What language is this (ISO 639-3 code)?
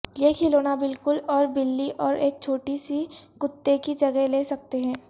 urd